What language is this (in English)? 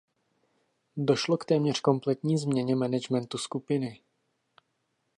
Czech